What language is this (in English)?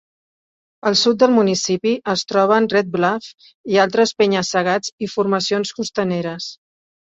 Catalan